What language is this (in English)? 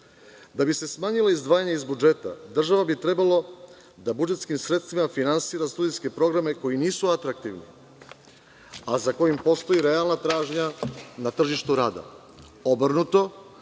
Serbian